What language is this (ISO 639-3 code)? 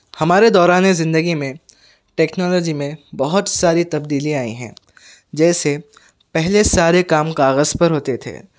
urd